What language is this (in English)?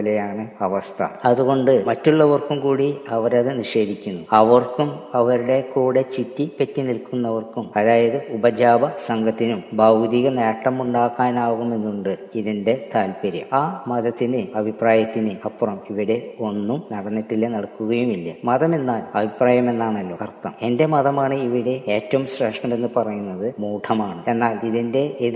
Malayalam